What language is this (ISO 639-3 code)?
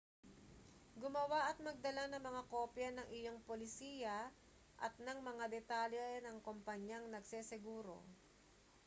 fil